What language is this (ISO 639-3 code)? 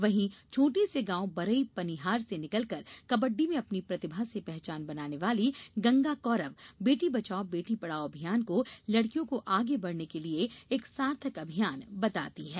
hin